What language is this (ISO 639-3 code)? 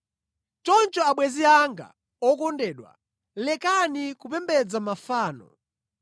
nya